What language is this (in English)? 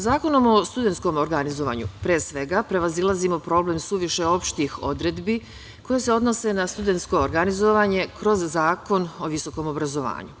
Serbian